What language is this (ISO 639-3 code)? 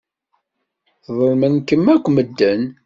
kab